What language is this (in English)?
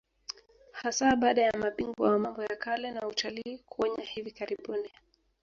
Swahili